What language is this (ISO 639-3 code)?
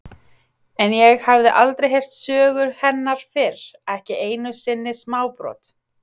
isl